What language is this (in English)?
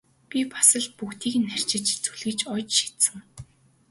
Mongolian